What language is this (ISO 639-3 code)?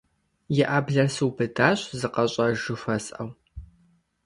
kbd